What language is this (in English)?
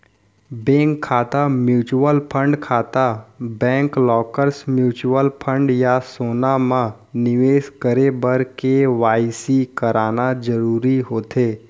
Chhattisgarhi